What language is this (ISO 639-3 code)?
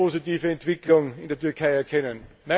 deu